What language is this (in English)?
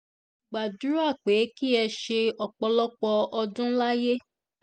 Yoruba